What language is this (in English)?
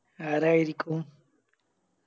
Malayalam